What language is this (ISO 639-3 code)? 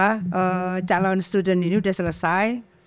ind